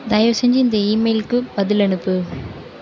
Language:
Tamil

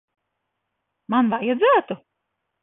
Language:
Latvian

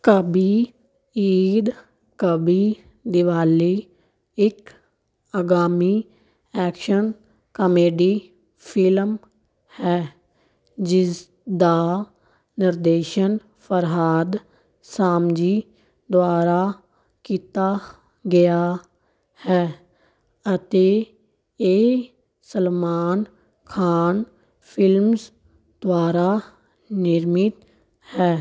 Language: Punjabi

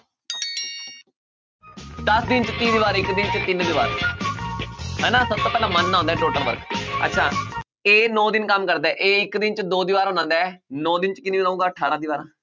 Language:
Punjabi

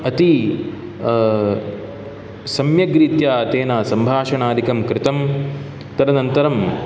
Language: Sanskrit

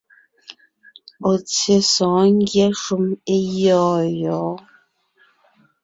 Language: Ngiemboon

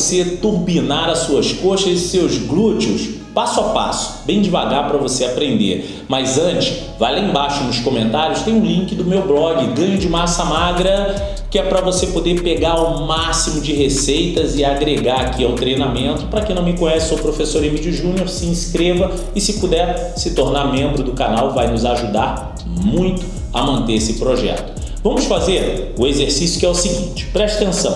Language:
Portuguese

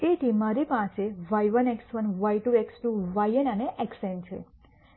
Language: Gujarati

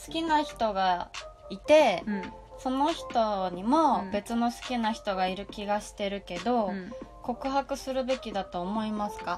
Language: Japanese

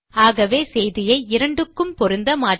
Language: Tamil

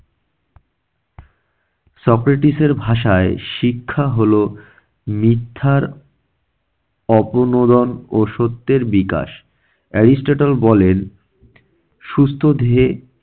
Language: Bangla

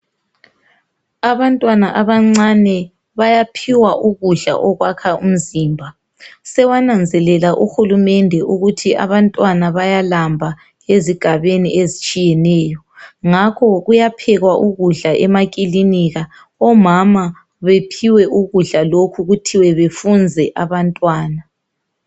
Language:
North Ndebele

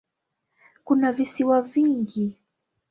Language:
Swahili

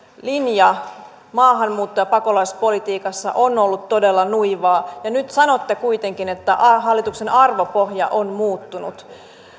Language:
Finnish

